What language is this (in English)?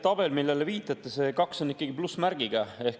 Estonian